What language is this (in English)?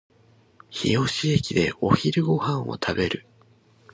Japanese